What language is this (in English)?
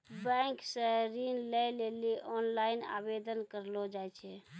Maithili